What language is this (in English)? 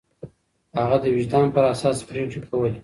Pashto